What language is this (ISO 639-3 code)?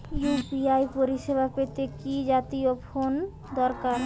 ben